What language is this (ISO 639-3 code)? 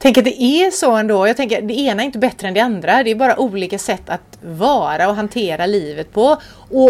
swe